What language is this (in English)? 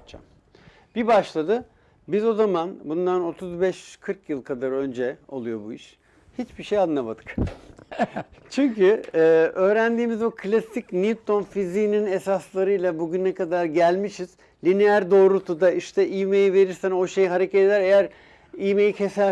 Turkish